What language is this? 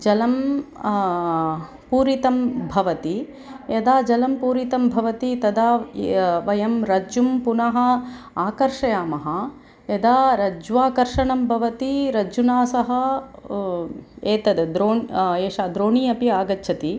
Sanskrit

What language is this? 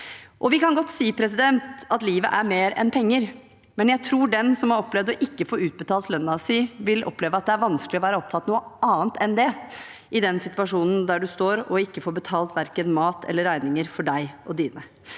Norwegian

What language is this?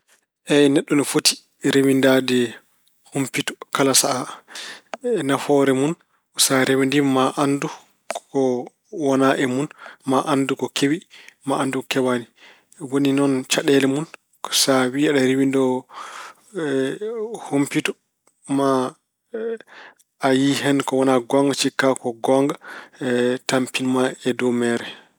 Fula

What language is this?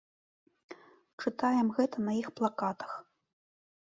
Belarusian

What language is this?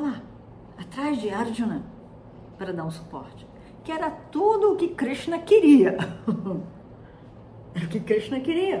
Portuguese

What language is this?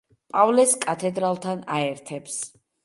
Georgian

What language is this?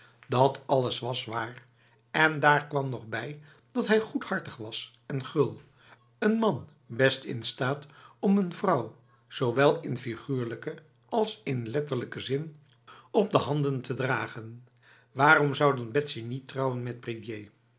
Dutch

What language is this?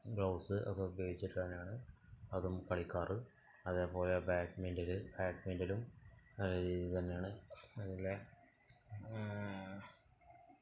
Malayalam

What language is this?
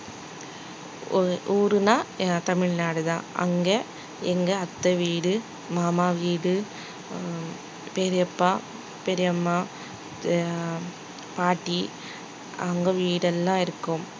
Tamil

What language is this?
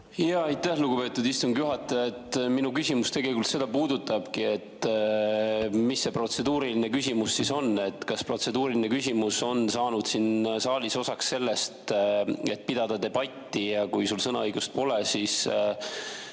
Estonian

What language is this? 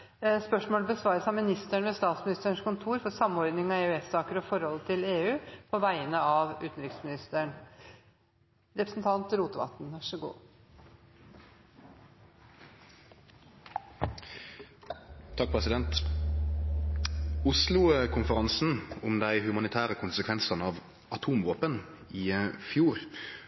Norwegian Nynorsk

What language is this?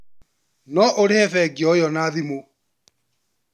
Kikuyu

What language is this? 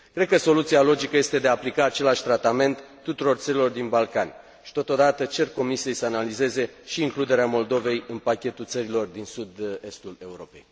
Romanian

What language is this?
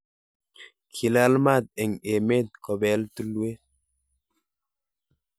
Kalenjin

